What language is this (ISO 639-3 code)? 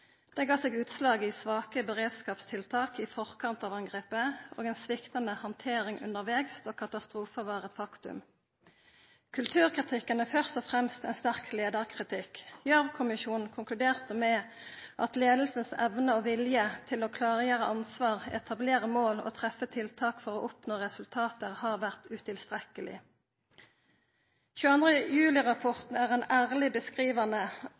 nno